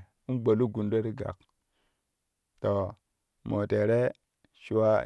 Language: Kushi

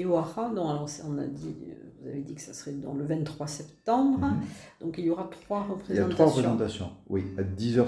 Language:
French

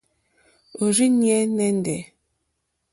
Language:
Mokpwe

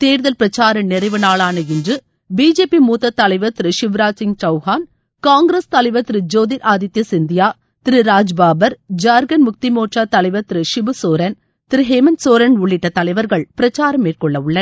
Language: Tamil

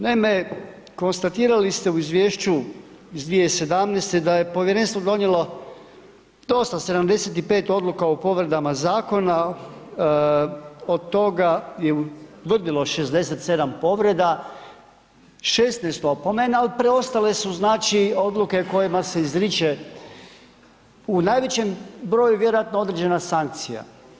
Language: Croatian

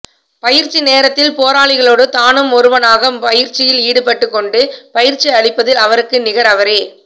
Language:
Tamil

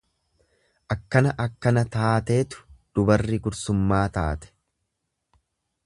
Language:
Oromo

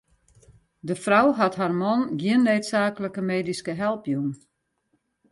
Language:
Western Frisian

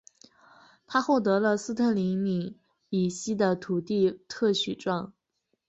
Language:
Chinese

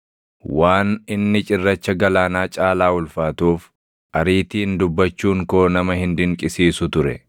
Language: Oromo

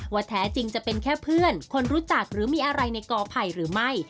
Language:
Thai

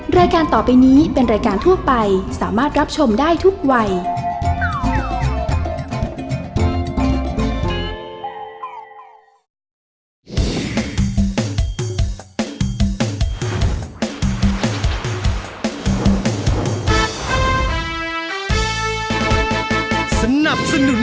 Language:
Thai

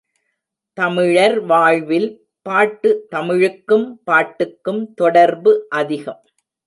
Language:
Tamil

